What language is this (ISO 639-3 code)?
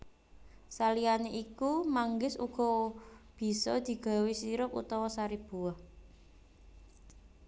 jav